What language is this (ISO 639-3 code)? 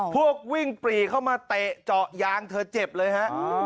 tha